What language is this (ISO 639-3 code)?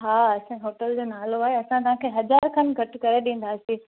snd